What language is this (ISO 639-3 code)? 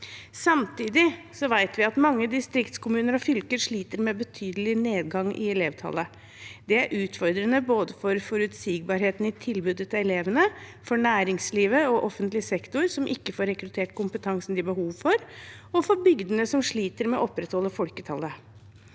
nor